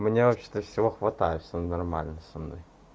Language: Russian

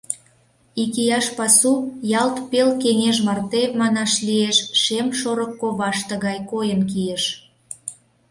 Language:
Mari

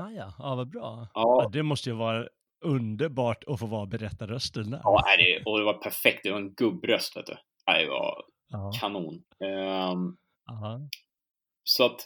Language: Swedish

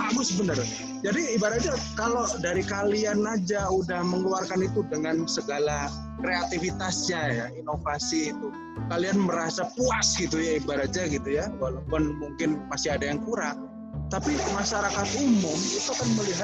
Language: Indonesian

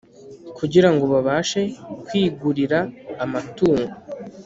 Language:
Kinyarwanda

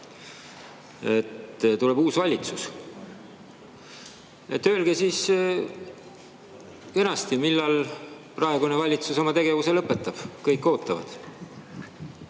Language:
Estonian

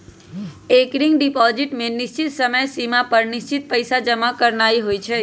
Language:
Magahi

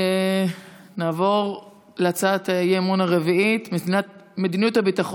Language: Hebrew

